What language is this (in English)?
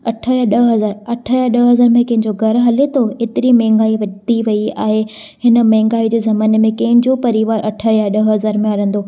Sindhi